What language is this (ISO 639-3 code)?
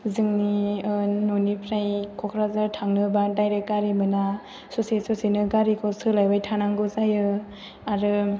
brx